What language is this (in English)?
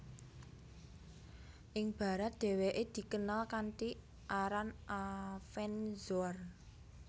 Javanese